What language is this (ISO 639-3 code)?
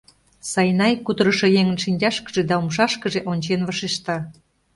chm